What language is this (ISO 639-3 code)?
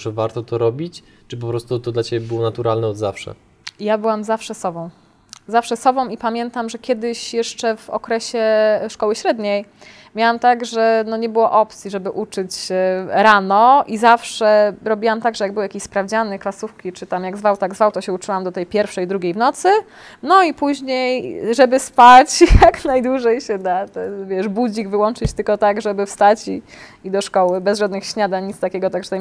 pol